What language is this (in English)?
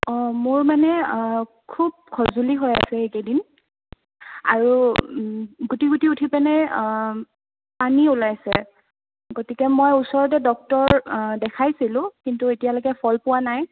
Assamese